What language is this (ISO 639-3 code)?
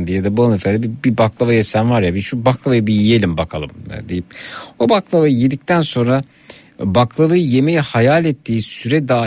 tur